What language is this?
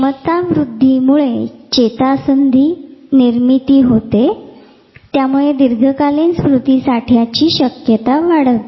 Marathi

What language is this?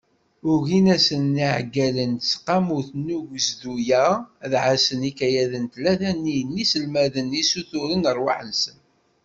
Kabyle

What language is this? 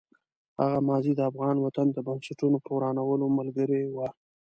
Pashto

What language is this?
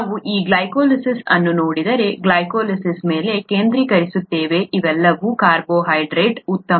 Kannada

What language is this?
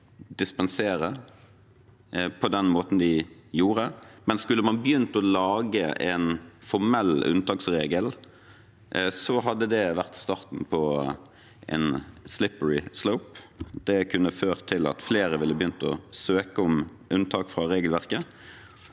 Norwegian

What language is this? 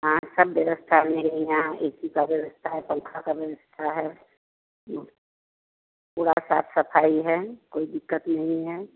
Hindi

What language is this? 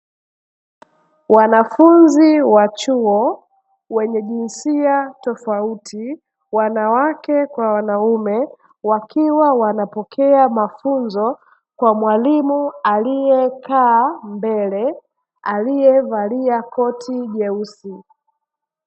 Swahili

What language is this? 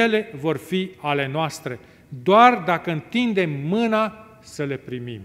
Romanian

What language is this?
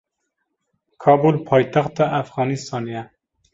Kurdish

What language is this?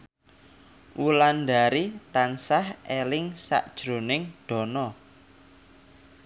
Javanese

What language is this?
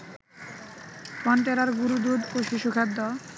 Bangla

